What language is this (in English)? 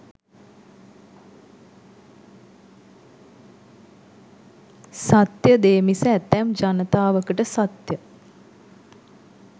Sinhala